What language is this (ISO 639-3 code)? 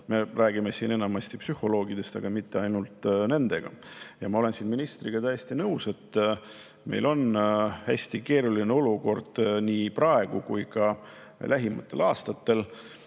est